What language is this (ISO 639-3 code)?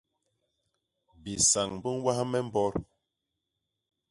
bas